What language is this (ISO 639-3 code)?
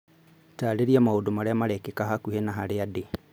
kik